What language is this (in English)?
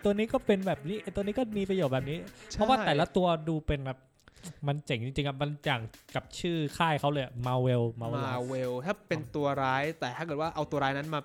Thai